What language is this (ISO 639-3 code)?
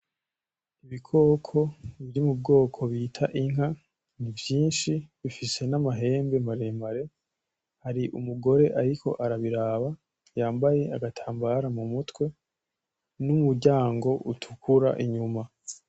run